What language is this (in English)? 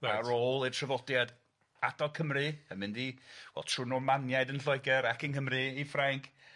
Welsh